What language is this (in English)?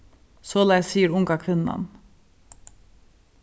Faroese